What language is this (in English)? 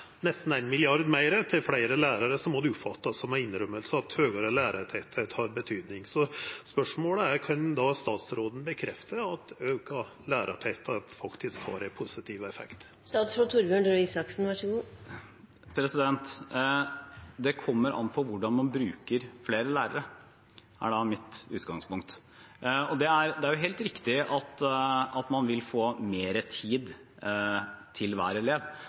Norwegian